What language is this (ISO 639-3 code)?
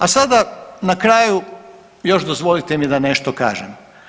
hrv